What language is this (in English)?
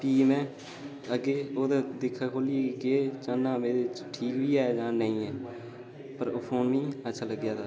Dogri